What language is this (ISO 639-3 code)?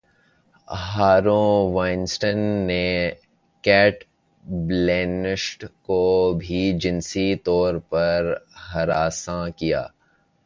urd